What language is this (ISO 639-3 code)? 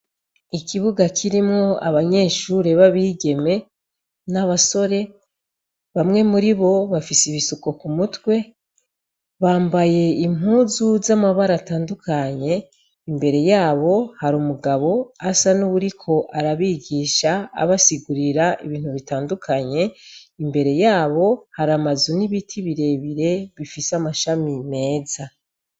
run